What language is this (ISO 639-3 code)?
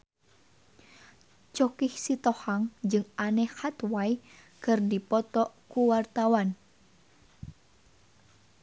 sun